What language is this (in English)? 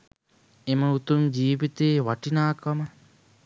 Sinhala